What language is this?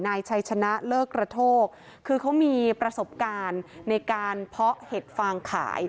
Thai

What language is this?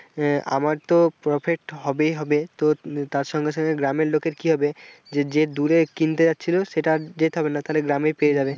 Bangla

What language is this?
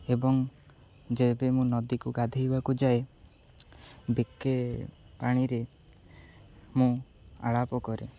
Odia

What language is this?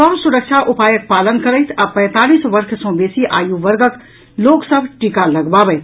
Maithili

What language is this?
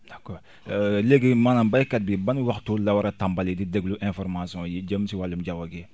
Wolof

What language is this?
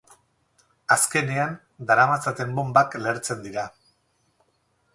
Basque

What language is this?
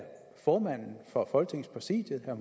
Danish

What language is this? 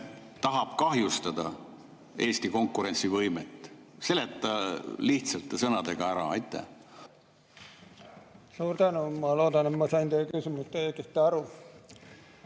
Estonian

